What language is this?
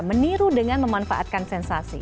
Indonesian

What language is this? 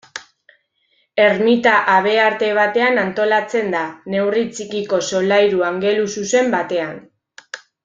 Basque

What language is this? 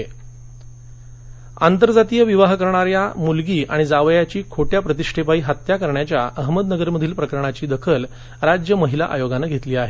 Marathi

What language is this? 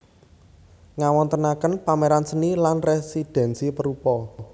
Javanese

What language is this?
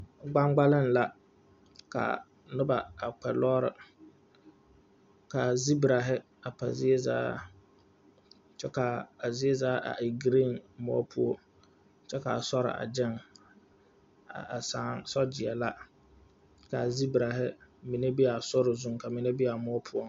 Southern Dagaare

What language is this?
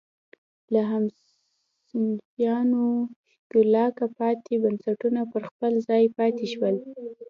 Pashto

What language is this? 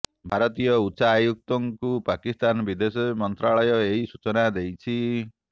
Odia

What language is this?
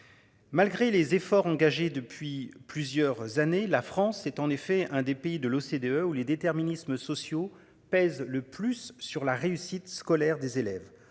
French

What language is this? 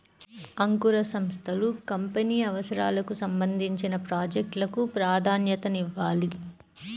Telugu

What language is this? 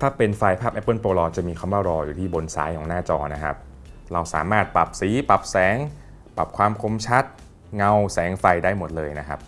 Thai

